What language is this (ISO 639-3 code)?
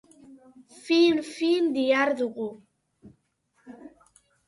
eus